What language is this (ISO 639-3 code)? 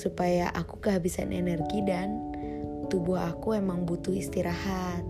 ind